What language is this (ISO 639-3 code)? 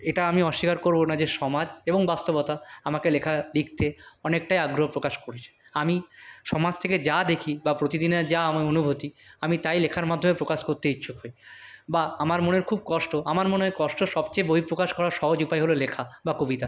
ben